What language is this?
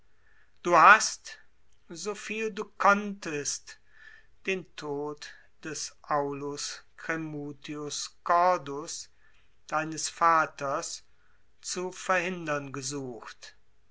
German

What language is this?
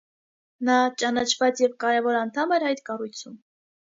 Armenian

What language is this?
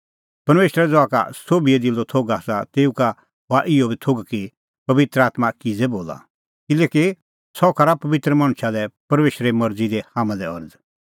Kullu Pahari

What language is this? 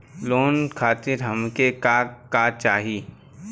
Bhojpuri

